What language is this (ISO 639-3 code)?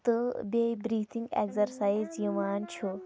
kas